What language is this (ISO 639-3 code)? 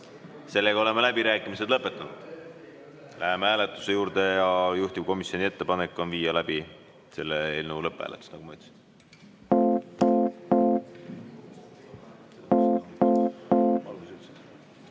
est